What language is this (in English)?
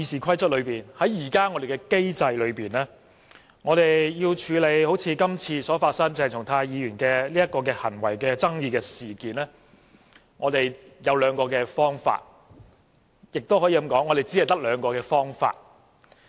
Cantonese